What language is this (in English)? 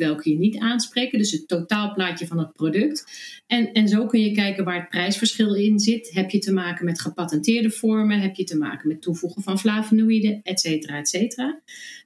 Dutch